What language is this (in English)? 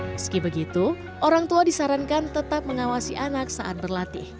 Indonesian